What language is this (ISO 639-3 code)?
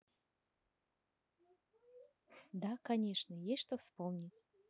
rus